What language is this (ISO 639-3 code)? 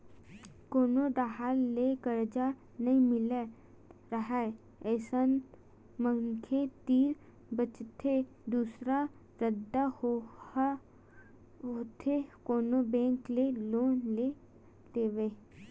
hne